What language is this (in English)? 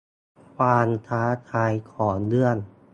Thai